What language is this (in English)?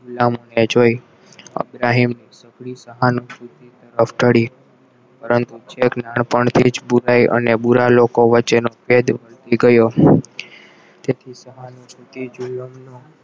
Gujarati